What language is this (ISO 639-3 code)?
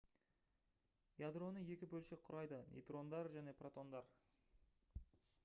kaz